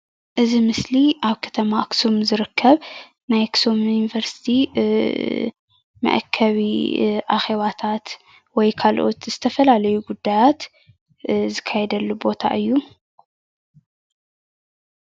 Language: Tigrinya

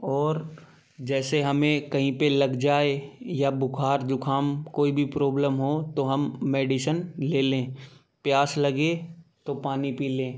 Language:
Hindi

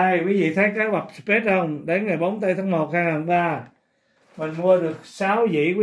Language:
Vietnamese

